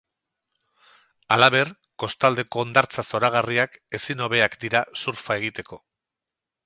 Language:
Basque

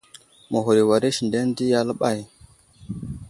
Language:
Wuzlam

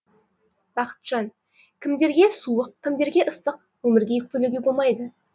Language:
Kazakh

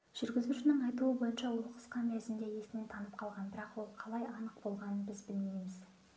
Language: Kazakh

